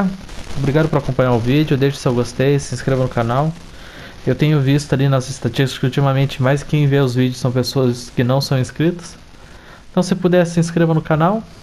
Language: Portuguese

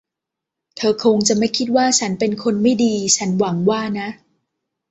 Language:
Thai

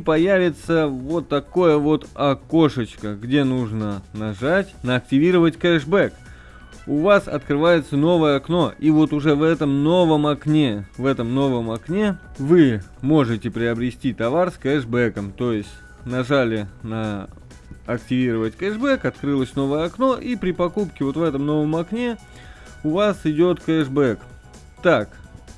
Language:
Russian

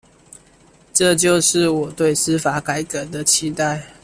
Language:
Chinese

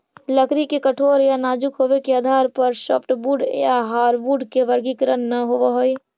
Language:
Magahi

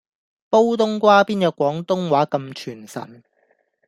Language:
Cantonese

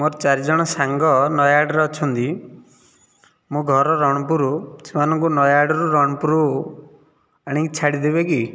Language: Odia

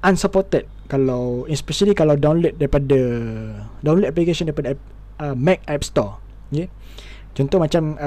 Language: Malay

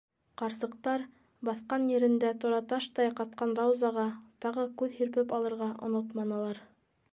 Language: Bashkir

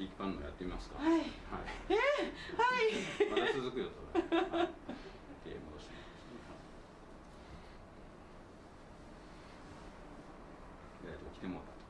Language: Japanese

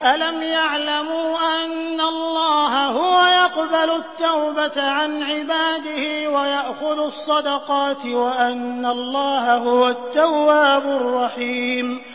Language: Arabic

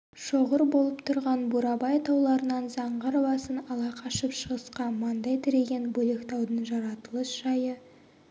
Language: Kazakh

